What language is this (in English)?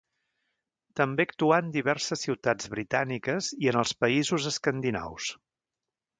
Catalan